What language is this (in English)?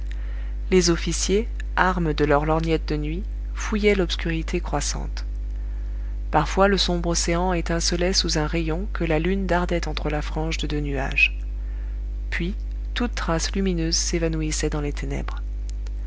French